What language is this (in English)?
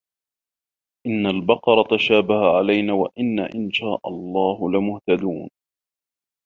Arabic